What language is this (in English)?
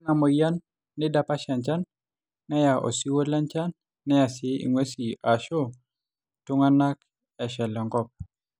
Masai